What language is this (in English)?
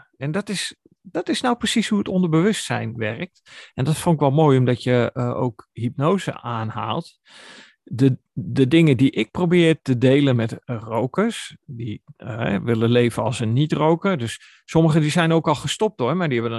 Dutch